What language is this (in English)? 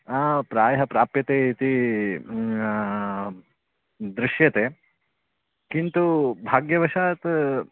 Sanskrit